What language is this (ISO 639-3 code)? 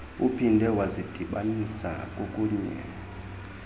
xho